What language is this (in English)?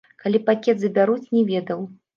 Belarusian